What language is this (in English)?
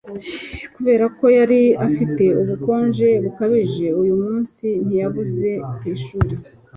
Kinyarwanda